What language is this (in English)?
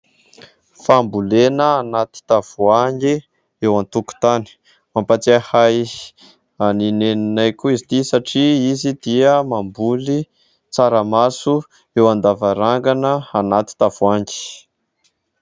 Malagasy